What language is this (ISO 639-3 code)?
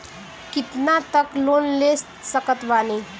bho